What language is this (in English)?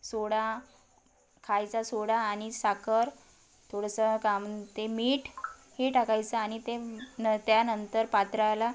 Marathi